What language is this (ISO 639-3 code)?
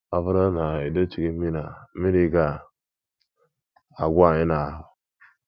ibo